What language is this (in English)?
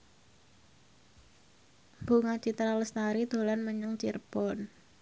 Javanese